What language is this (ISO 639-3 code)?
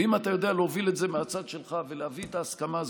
heb